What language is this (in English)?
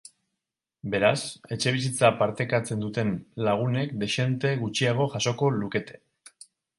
Basque